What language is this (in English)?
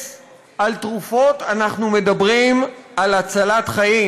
Hebrew